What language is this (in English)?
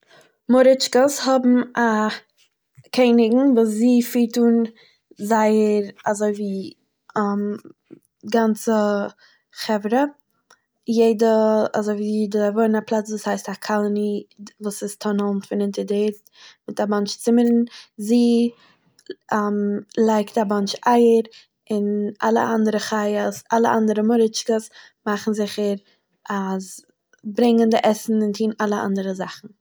Yiddish